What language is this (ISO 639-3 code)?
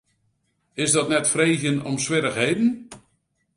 fry